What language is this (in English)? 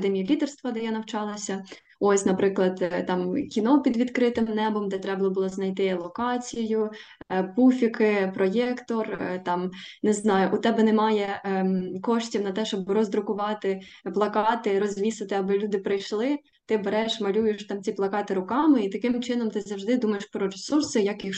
Ukrainian